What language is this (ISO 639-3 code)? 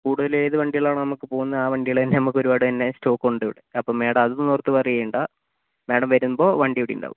mal